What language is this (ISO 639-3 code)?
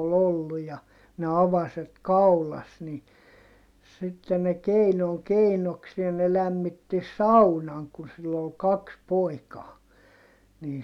fin